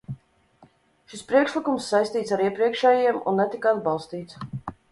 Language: Latvian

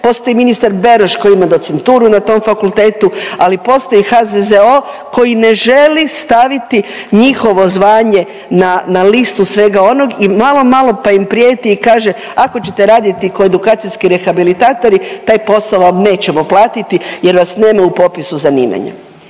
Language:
Croatian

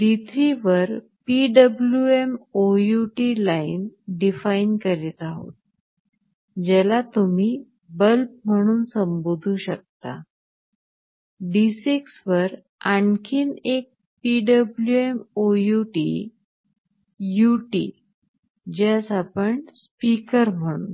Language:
Marathi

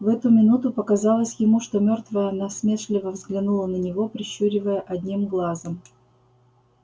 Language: Russian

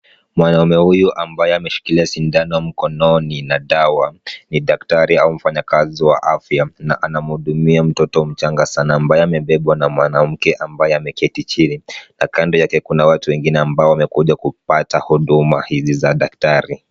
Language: Swahili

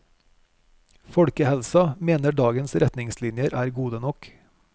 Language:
Norwegian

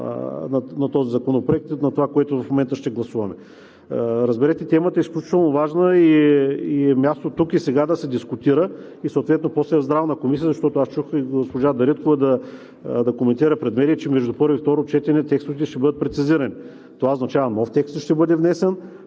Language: Bulgarian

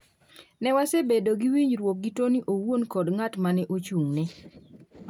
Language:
Luo (Kenya and Tanzania)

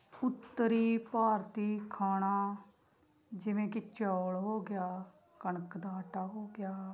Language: Punjabi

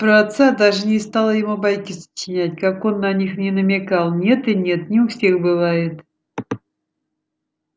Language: Russian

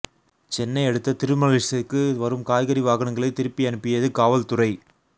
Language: Tamil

